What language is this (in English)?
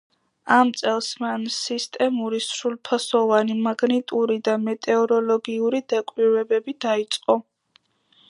Georgian